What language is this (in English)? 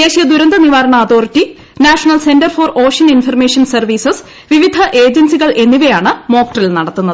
Malayalam